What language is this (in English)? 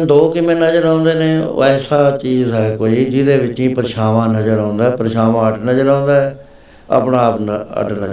Punjabi